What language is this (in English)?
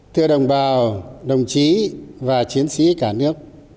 Vietnamese